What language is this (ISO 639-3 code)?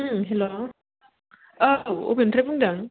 brx